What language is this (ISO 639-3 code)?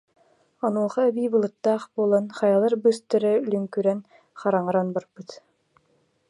sah